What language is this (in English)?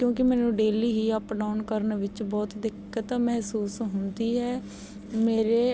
Punjabi